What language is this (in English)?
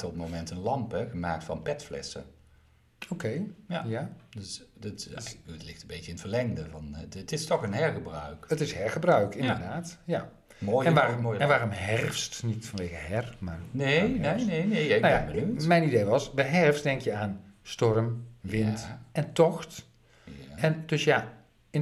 Dutch